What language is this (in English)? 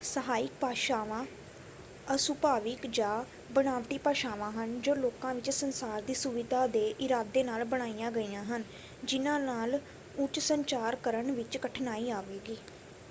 Punjabi